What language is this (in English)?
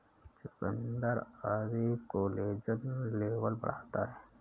Hindi